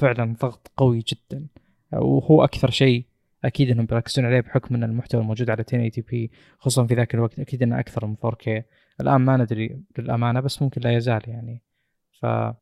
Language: Arabic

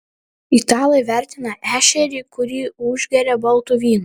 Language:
Lithuanian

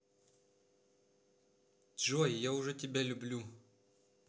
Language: Russian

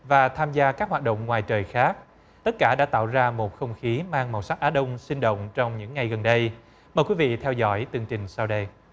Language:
Vietnamese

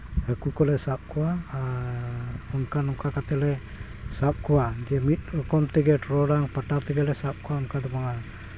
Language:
Santali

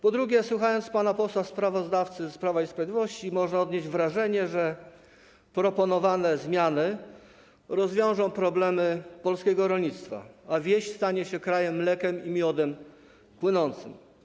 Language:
Polish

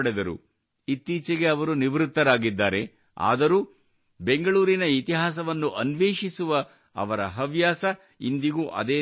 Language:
Kannada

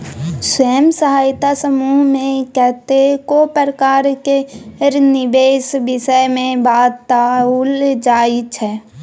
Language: Maithili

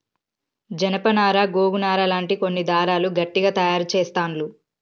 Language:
Telugu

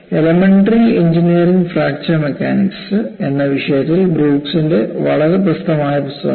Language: Malayalam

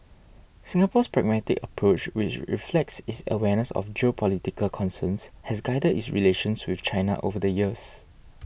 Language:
English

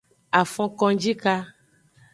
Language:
Aja (Benin)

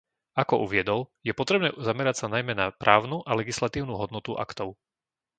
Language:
Slovak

